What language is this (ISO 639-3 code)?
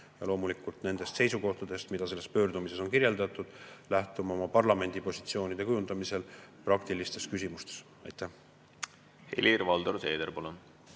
est